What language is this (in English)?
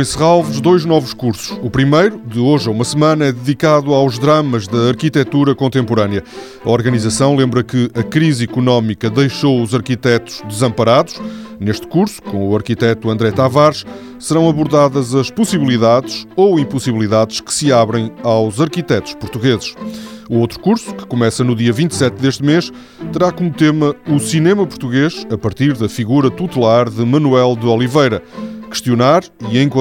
Portuguese